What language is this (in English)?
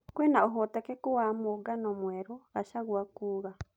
Kikuyu